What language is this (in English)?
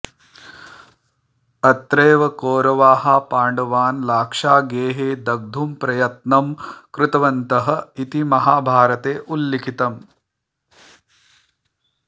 Sanskrit